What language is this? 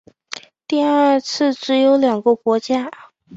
Chinese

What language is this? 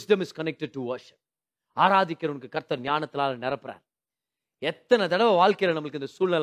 Tamil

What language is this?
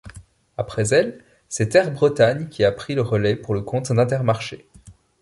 French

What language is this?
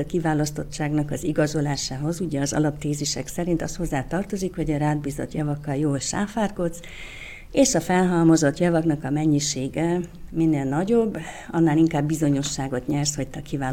Hungarian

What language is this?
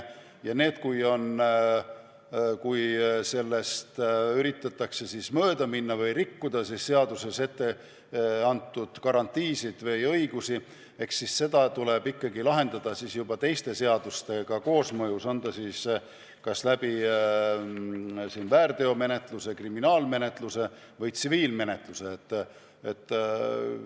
Estonian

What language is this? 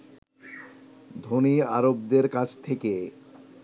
Bangla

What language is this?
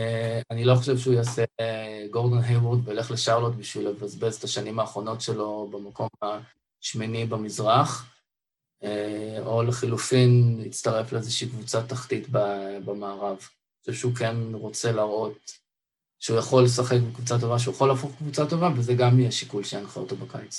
Hebrew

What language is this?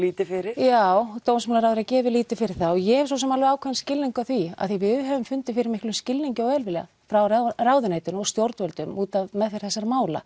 Icelandic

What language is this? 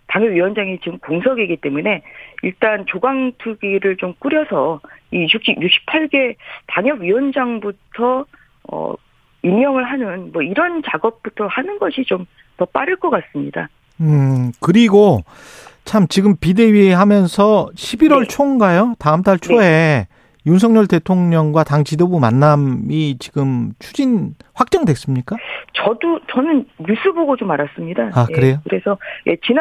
Korean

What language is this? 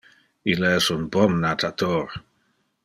Interlingua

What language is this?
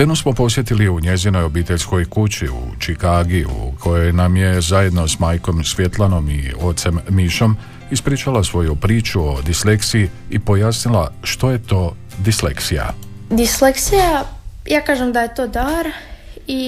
Croatian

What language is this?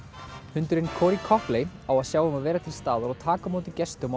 Icelandic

